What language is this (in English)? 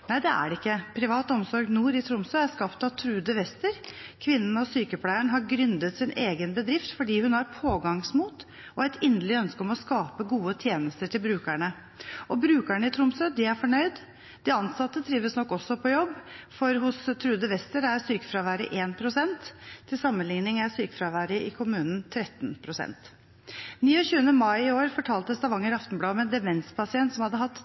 Norwegian Bokmål